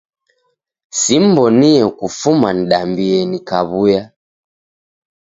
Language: Taita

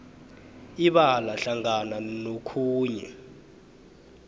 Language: South Ndebele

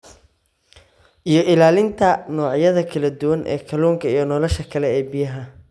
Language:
Somali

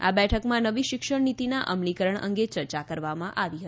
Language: Gujarati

